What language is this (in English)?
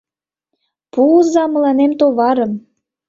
Mari